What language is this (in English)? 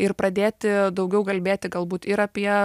Lithuanian